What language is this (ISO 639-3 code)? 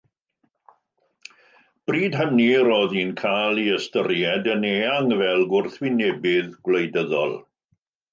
cym